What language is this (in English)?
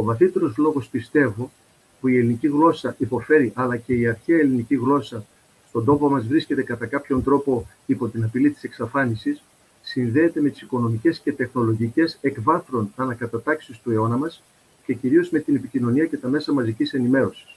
Greek